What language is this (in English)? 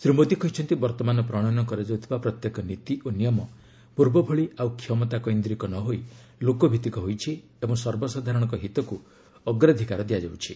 Odia